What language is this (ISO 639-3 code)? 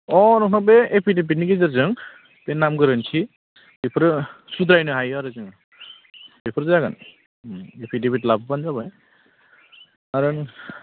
brx